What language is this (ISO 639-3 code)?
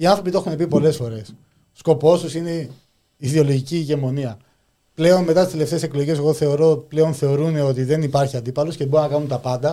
ell